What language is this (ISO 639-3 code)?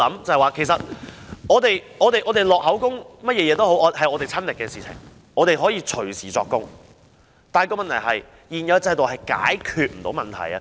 yue